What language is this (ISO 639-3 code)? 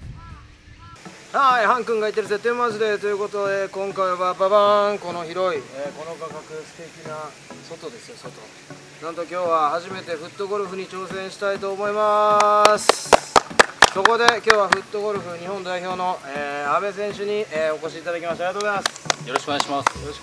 jpn